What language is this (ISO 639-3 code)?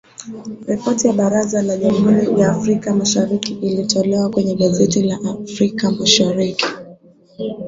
swa